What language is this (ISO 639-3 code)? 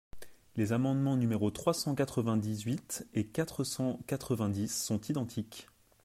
fra